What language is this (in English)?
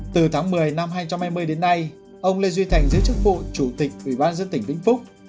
Vietnamese